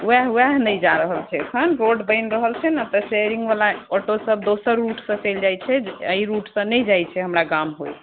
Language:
Maithili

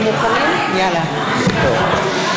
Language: Hebrew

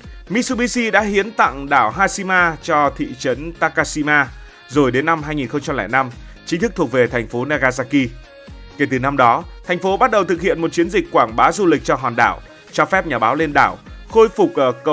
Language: Vietnamese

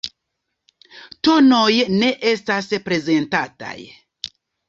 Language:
Esperanto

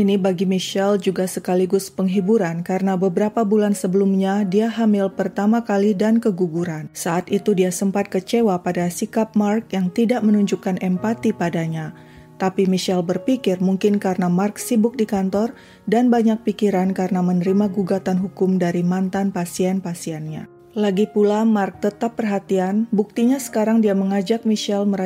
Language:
Indonesian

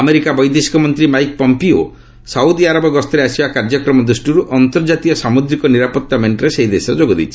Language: Odia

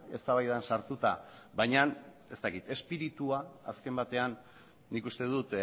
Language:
Basque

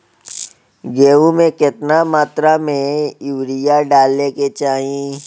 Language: Bhojpuri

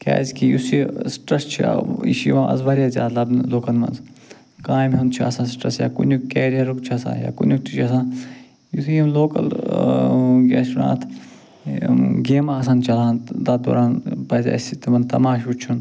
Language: Kashmiri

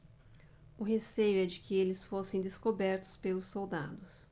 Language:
Portuguese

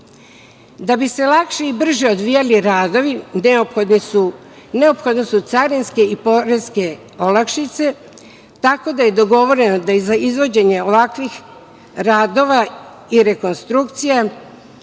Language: Serbian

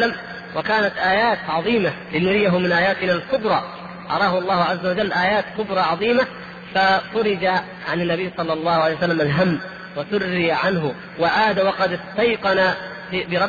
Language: Arabic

